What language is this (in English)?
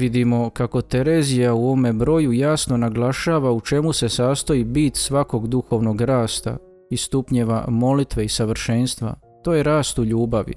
Croatian